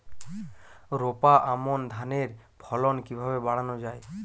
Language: Bangla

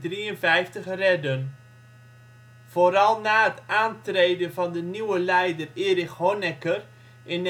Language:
Dutch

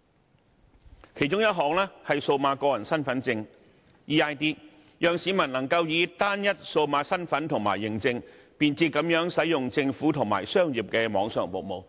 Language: Cantonese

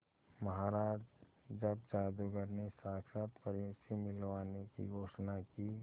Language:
Hindi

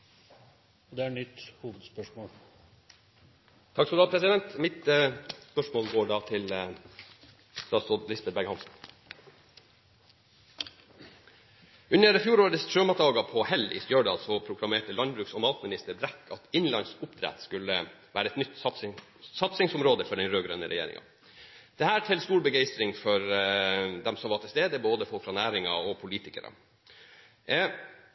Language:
Norwegian Bokmål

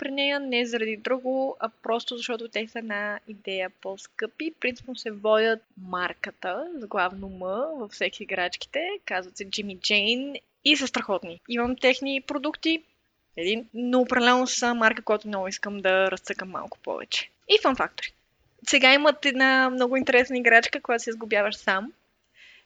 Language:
Bulgarian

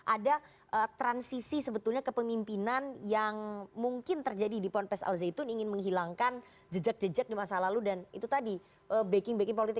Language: Indonesian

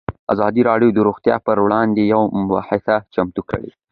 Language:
Pashto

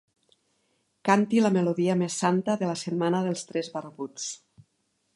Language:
Catalan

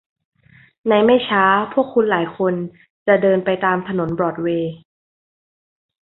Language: Thai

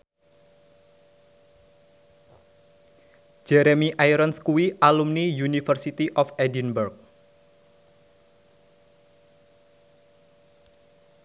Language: Javanese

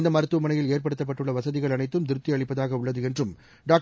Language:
Tamil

